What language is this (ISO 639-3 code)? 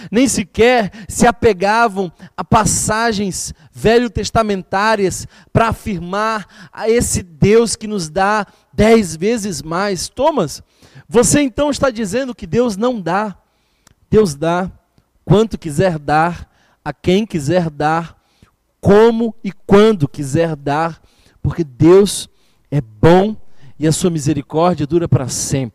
por